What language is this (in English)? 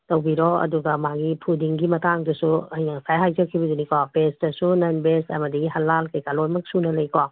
Manipuri